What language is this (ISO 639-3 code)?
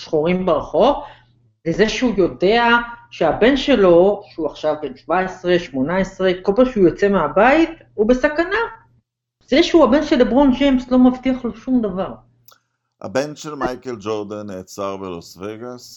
heb